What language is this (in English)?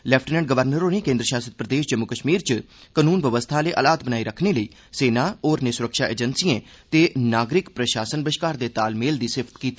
Dogri